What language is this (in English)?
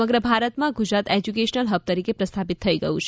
Gujarati